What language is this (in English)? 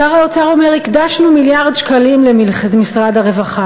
Hebrew